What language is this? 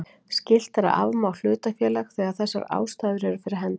Icelandic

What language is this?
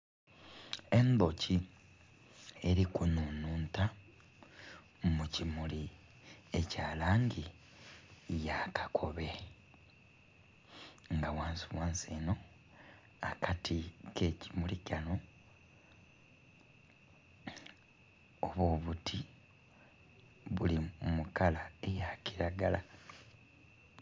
Soga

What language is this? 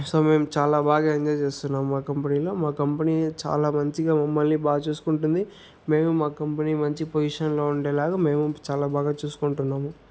Telugu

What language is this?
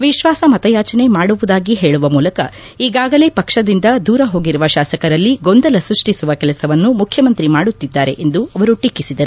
Kannada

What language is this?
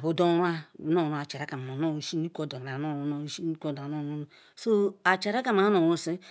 Ikwere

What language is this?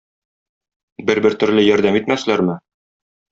Tatar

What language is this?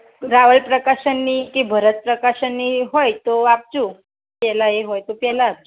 Gujarati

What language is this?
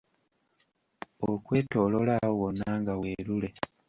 Ganda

